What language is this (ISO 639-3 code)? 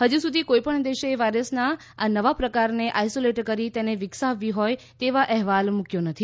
guj